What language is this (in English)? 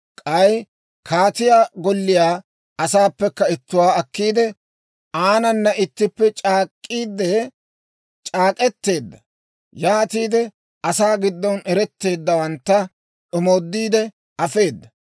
Dawro